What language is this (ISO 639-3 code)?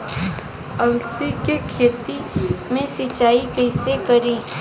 bho